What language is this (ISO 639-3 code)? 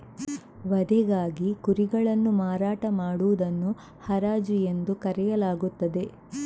kan